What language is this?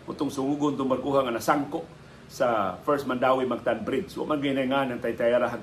Filipino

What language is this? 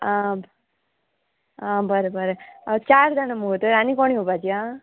Konkani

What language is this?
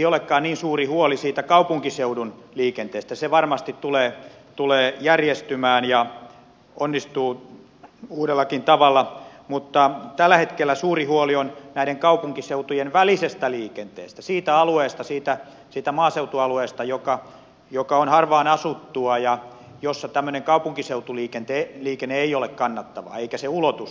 Finnish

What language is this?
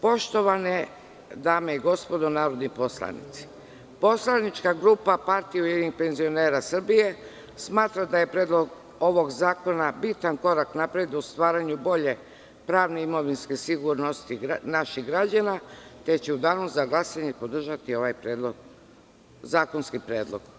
Serbian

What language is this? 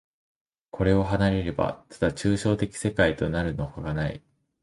Japanese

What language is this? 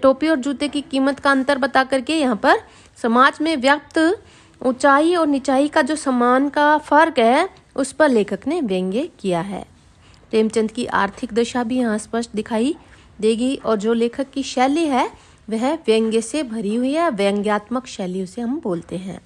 Hindi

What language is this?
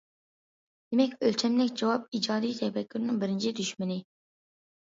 Uyghur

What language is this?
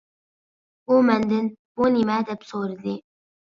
Uyghur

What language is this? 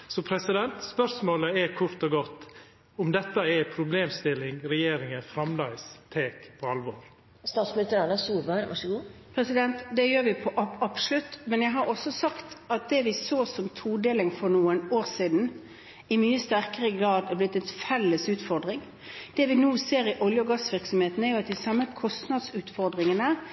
Norwegian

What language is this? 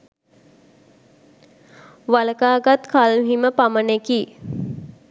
Sinhala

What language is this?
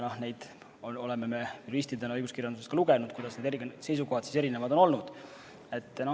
Estonian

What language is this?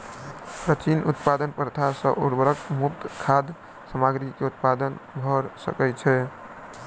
Maithili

